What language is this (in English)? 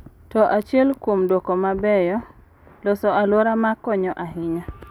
Luo (Kenya and Tanzania)